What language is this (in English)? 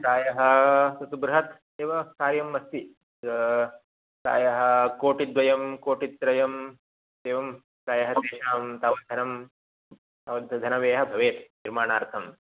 Sanskrit